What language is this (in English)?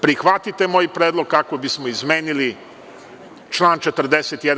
Serbian